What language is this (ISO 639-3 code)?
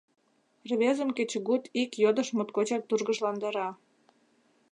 chm